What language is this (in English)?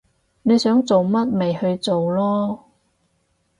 Cantonese